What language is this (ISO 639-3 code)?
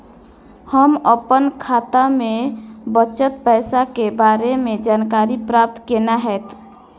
mai